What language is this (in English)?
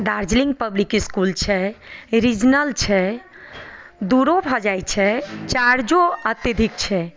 Maithili